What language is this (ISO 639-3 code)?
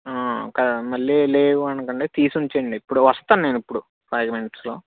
tel